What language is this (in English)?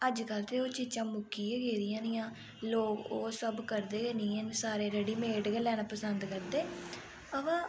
Dogri